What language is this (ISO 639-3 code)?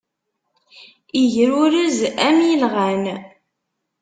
kab